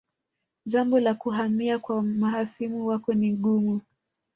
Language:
Swahili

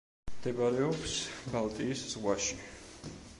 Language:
Georgian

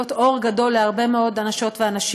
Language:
Hebrew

